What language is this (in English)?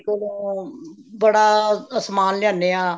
Punjabi